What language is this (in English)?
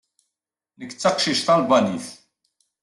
Kabyle